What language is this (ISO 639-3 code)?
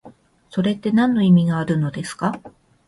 jpn